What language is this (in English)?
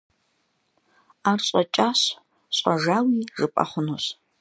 Kabardian